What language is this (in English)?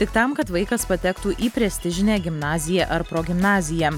Lithuanian